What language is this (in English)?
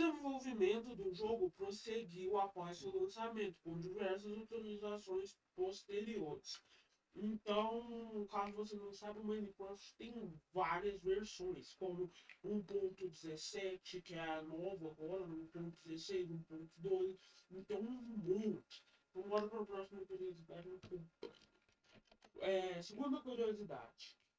Portuguese